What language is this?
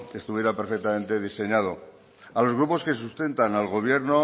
Spanish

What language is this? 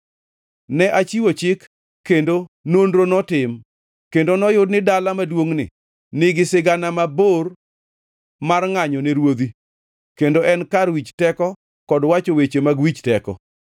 Luo (Kenya and Tanzania)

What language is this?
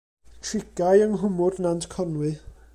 Welsh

